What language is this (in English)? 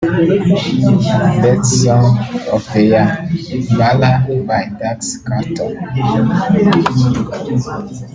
Kinyarwanda